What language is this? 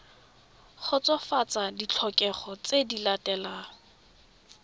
Tswana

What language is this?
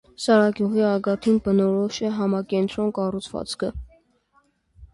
Armenian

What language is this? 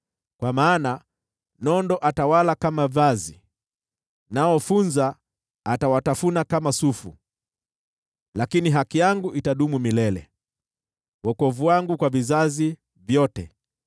Swahili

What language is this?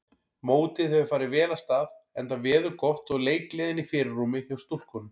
Icelandic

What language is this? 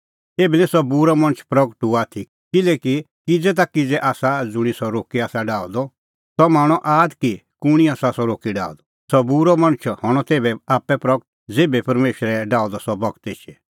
Kullu Pahari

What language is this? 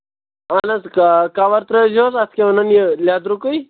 Kashmiri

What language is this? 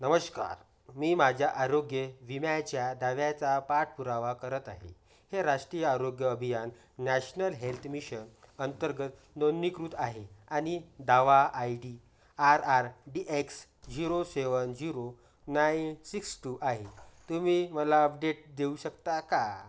Marathi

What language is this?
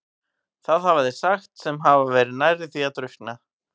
Icelandic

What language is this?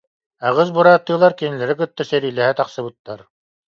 Yakut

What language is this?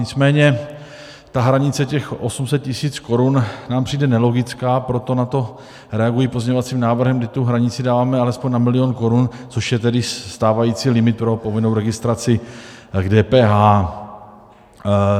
Czech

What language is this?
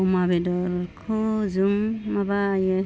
Bodo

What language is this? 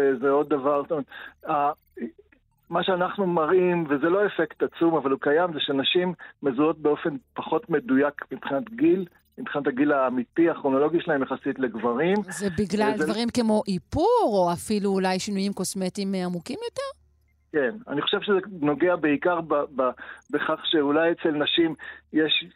Hebrew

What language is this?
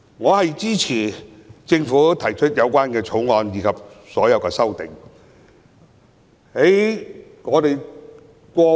Cantonese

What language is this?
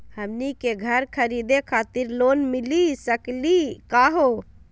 Magahi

